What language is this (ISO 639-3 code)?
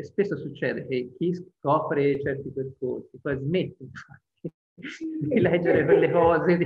ita